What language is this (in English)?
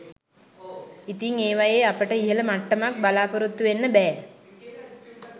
Sinhala